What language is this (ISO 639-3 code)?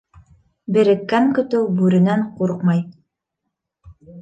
bak